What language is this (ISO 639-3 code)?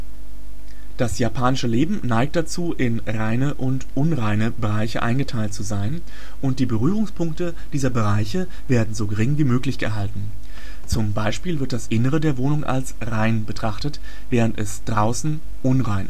deu